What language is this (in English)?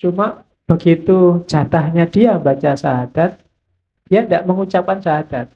Indonesian